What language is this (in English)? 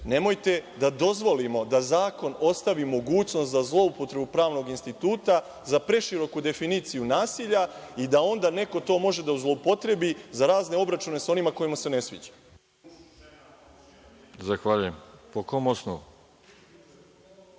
Serbian